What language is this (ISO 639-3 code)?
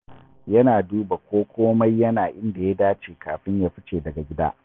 hau